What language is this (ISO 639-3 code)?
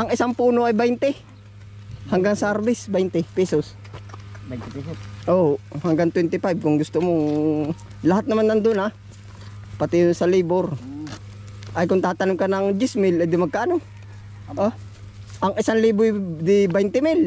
fil